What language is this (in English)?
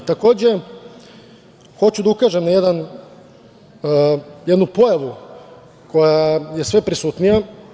Serbian